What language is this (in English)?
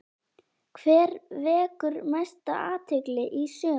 Icelandic